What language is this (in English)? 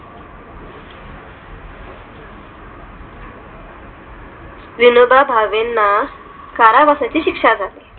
Marathi